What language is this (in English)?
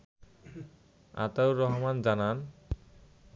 Bangla